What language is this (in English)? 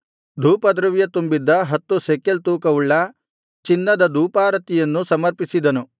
Kannada